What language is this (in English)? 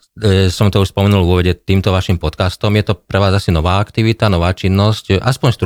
Slovak